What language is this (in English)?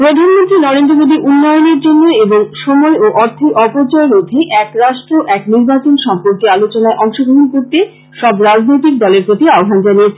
Bangla